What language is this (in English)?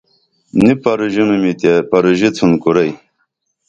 Dameli